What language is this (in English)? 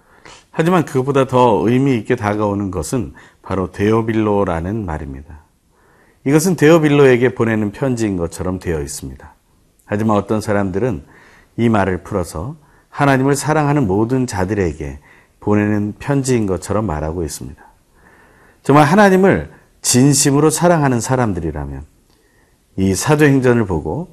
Korean